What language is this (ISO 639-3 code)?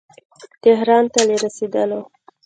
pus